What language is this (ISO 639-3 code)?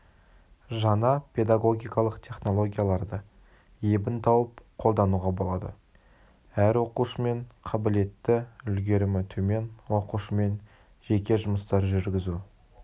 kaz